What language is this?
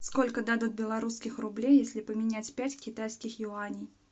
Russian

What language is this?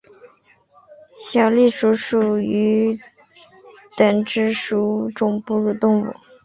Chinese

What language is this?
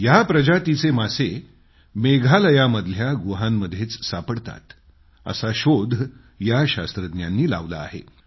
Marathi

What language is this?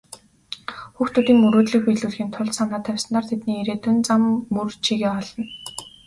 Mongolian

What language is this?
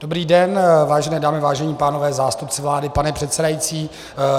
Czech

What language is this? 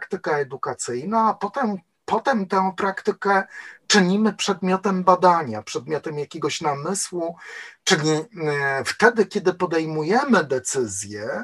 Polish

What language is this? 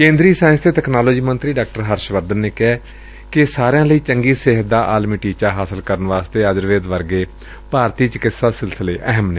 Punjabi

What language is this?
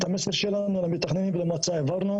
Hebrew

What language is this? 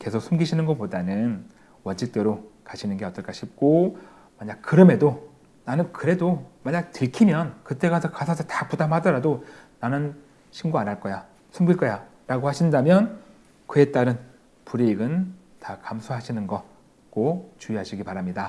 Korean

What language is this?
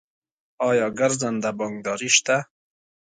Pashto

